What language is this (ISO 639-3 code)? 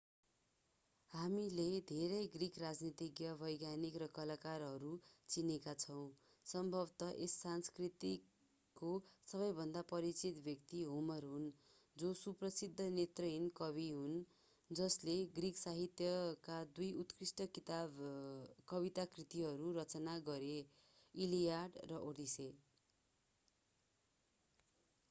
nep